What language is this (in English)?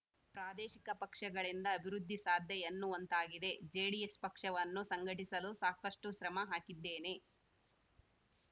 Kannada